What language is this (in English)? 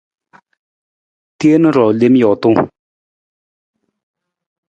Nawdm